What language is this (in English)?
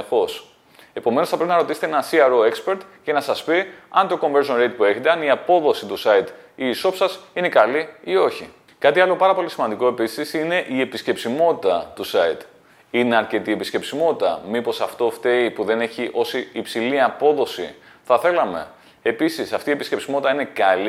Greek